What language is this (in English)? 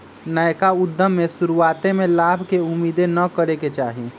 Magahi